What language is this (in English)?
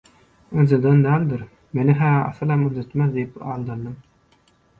Turkmen